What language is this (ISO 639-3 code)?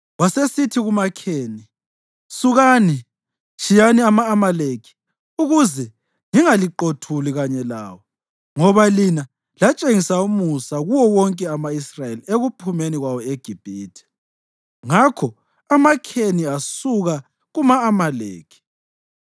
nde